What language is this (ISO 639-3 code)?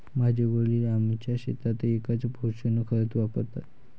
mar